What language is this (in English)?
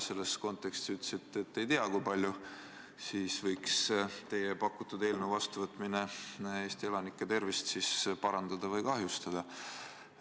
Estonian